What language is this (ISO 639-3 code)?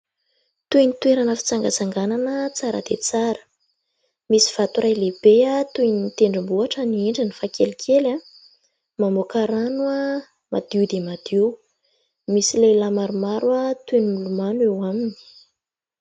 mlg